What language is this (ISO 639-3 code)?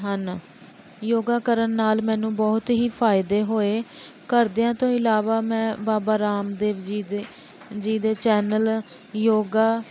pan